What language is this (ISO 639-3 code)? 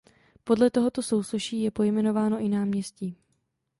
ces